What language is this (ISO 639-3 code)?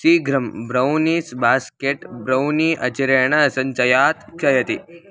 san